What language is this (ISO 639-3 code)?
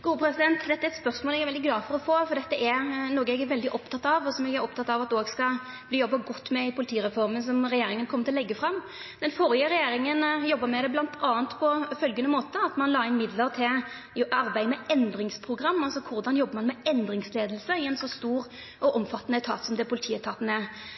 nno